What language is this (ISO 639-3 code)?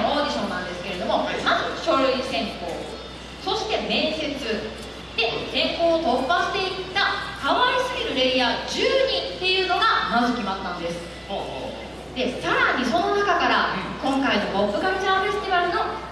jpn